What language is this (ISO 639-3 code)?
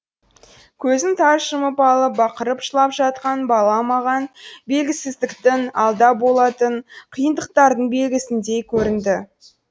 kaz